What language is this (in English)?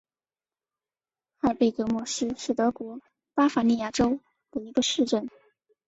Chinese